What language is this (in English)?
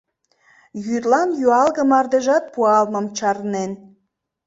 Mari